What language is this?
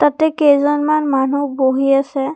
Assamese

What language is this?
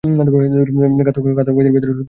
Bangla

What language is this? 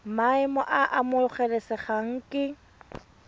Tswana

